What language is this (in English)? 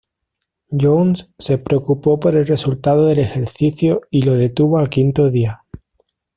Spanish